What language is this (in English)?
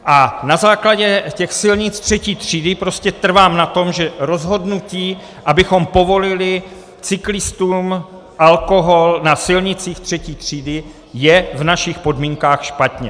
Czech